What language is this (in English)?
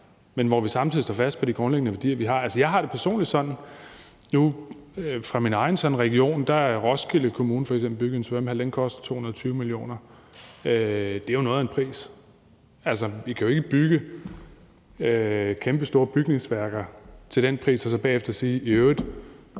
Danish